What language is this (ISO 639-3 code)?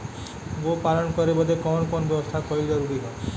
bho